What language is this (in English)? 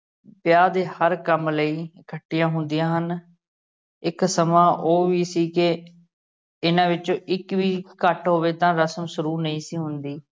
Punjabi